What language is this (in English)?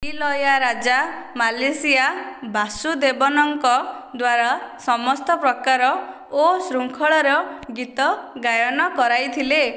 Odia